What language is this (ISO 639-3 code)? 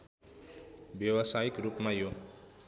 nep